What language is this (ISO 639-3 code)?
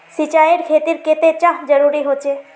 mag